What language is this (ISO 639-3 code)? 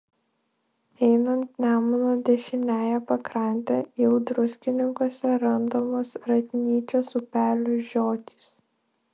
lit